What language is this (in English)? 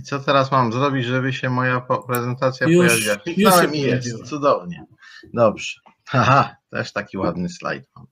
Polish